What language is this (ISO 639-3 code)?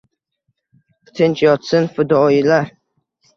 uzb